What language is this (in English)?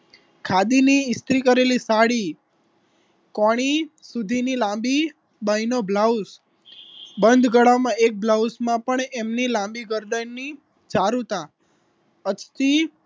Gujarati